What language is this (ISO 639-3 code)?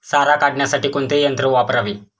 mar